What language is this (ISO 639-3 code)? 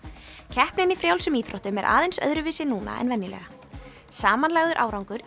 isl